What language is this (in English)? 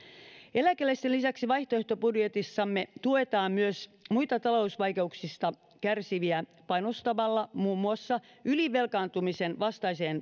Finnish